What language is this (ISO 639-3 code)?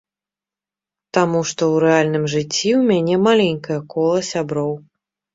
bel